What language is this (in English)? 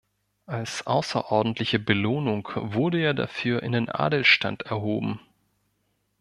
German